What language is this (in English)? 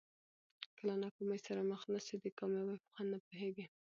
Pashto